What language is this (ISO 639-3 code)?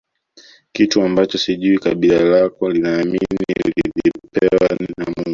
swa